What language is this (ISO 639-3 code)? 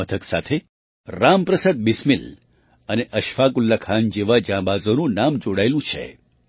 guj